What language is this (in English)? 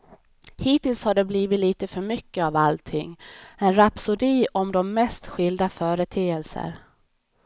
Swedish